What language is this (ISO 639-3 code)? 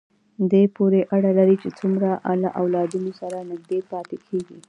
pus